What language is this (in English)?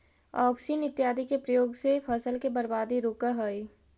Magahi